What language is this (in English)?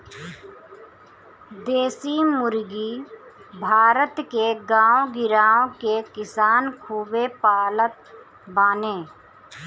Bhojpuri